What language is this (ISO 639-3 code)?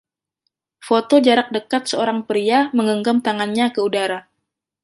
ind